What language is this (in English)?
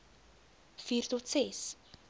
Afrikaans